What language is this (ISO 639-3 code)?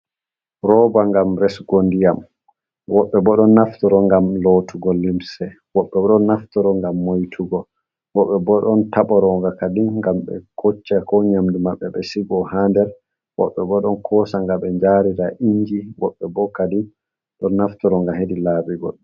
ful